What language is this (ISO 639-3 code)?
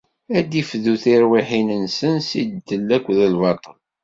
kab